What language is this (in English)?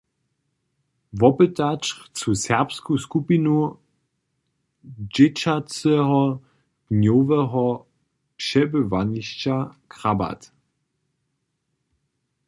Upper Sorbian